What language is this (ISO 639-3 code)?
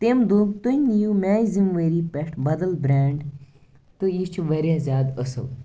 kas